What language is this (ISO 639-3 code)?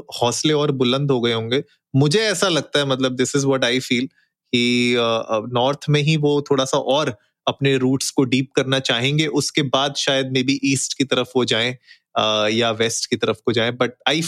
hin